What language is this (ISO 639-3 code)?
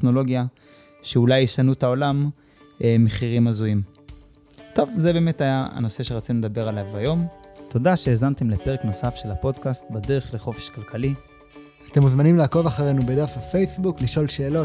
heb